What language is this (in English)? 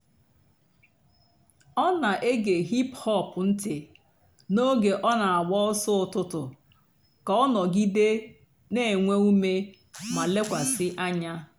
Igbo